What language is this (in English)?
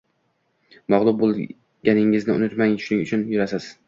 Uzbek